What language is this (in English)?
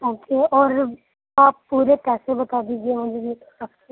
Urdu